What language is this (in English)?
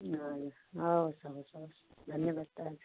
Nepali